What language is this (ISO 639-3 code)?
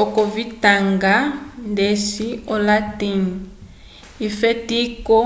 umb